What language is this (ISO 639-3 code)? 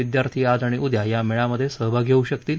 mar